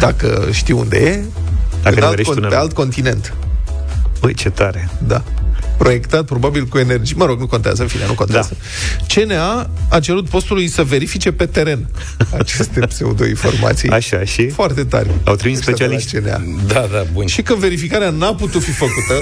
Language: Romanian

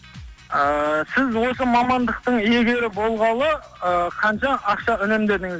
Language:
Kazakh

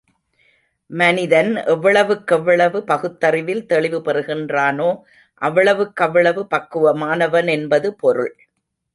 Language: Tamil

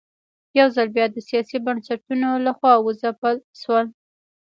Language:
Pashto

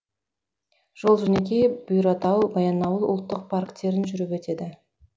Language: Kazakh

